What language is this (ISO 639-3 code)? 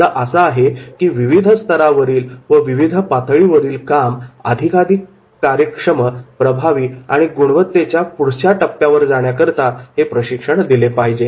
mar